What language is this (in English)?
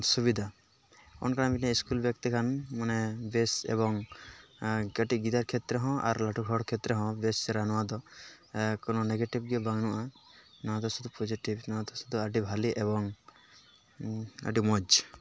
Santali